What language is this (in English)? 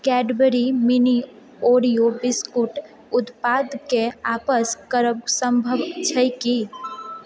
Maithili